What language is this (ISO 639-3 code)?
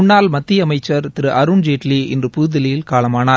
tam